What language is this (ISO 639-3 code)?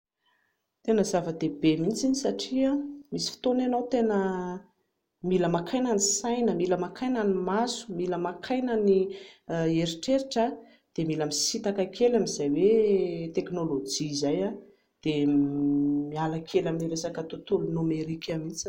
mlg